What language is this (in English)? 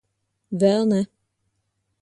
Latvian